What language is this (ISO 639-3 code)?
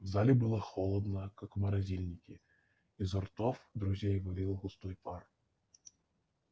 rus